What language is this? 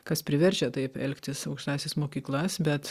Lithuanian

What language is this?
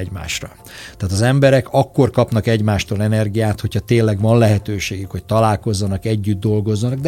Hungarian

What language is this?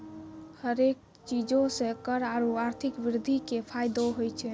Maithili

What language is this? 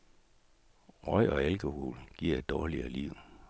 Danish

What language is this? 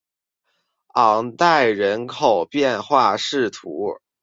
Chinese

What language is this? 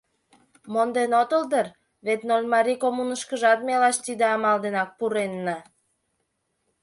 Mari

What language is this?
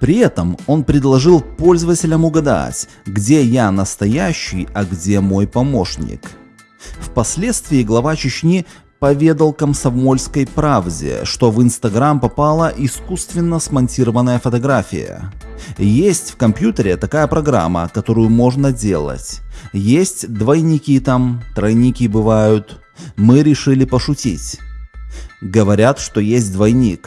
Russian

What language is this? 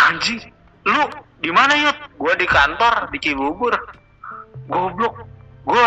Indonesian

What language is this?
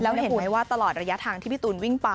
Thai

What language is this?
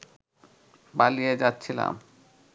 Bangla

